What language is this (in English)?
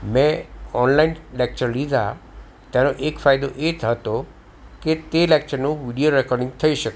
Gujarati